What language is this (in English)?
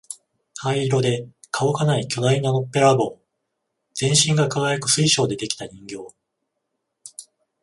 Japanese